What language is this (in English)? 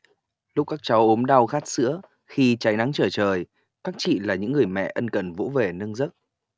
Vietnamese